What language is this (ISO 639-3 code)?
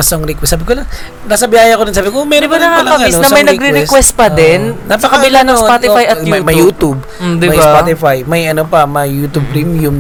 fil